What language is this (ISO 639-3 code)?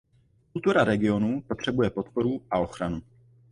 ces